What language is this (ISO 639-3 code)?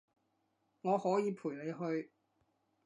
yue